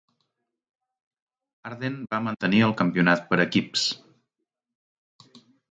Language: Catalan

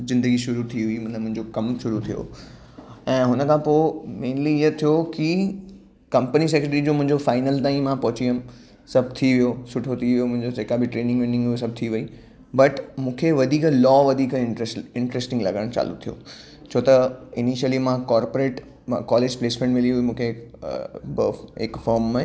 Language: Sindhi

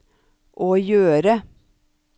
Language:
Norwegian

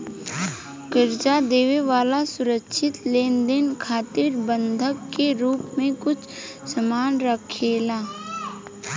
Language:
Bhojpuri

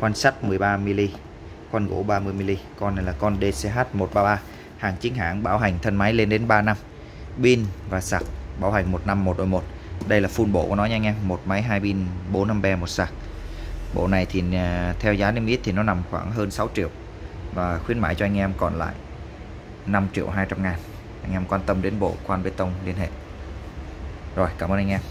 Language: Vietnamese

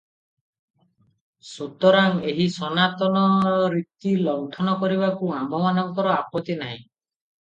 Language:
Odia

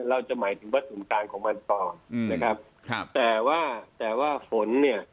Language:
Thai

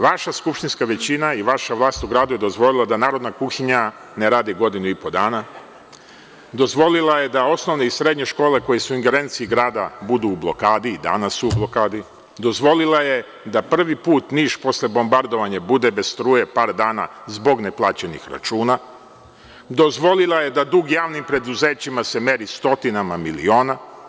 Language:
Serbian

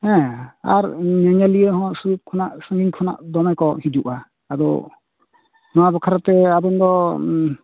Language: Santali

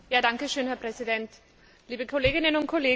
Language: German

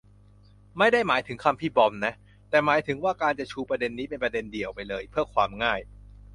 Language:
Thai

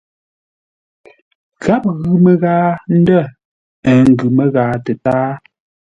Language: Ngombale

